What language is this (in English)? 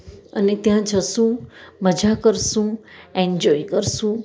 Gujarati